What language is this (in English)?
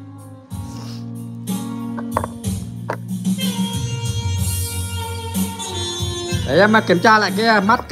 Vietnamese